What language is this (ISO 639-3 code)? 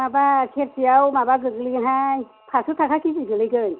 brx